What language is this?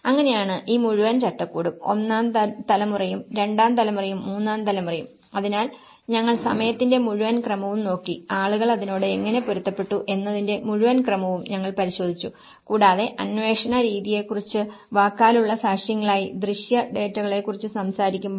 Malayalam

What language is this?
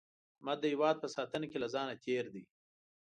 Pashto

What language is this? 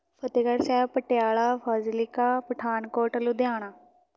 Punjabi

